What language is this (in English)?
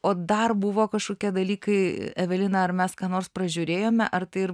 Lithuanian